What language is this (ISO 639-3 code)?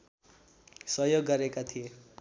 nep